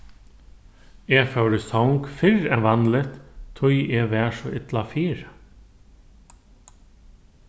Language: Faroese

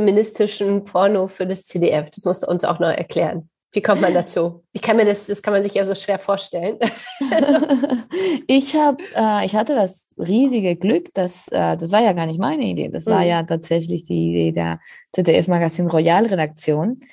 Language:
German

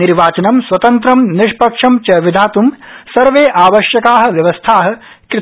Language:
Sanskrit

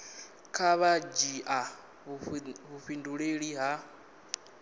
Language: Venda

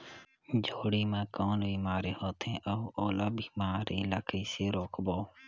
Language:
Chhattisgarhi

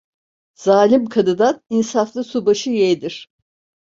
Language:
Turkish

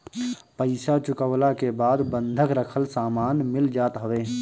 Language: Bhojpuri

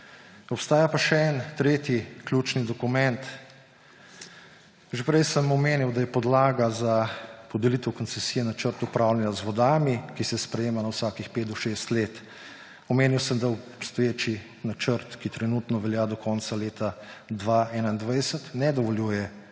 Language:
Slovenian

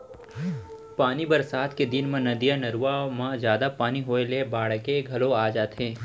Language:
Chhattisgarhi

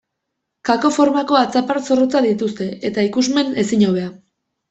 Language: Basque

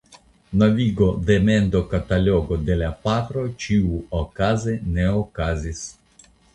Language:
Esperanto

